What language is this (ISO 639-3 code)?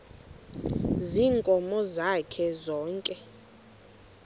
xho